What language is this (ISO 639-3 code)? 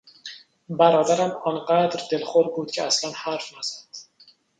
fas